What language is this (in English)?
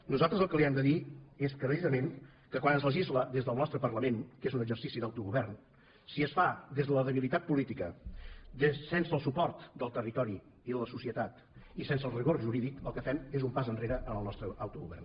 Catalan